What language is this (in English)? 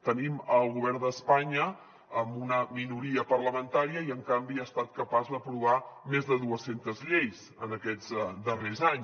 Catalan